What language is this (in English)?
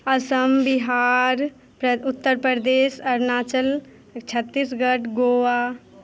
Maithili